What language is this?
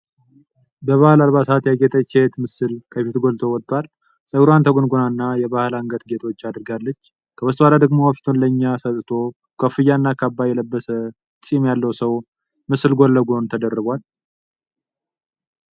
Amharic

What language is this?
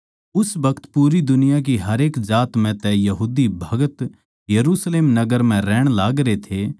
Haryanvi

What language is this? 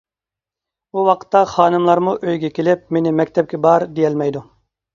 Uyghur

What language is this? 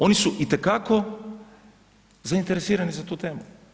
Croatian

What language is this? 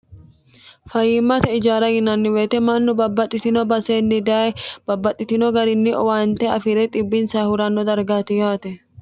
Sidamo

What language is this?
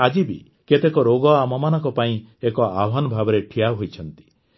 Odia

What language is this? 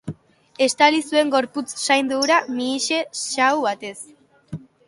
Basque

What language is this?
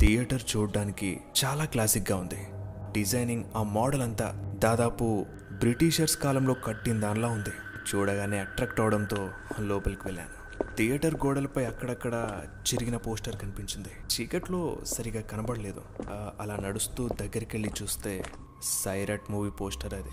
Telugu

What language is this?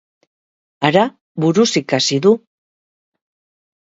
Basque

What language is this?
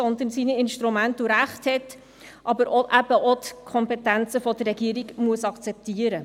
Swiss German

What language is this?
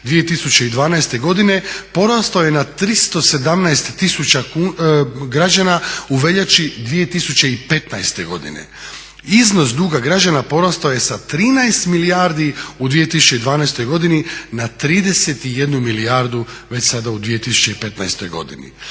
Croatian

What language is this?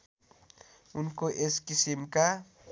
Nepali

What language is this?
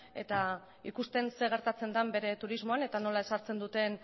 Basque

